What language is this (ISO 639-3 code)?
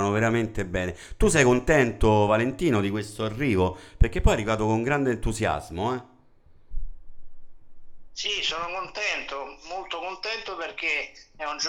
ita